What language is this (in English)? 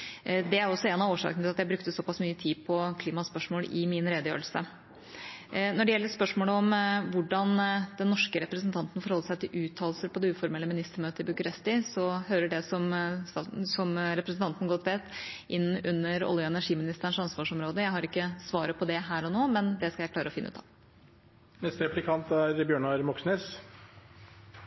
Norwegian Bokmål